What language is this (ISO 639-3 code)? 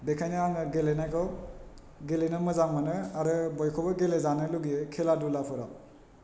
brx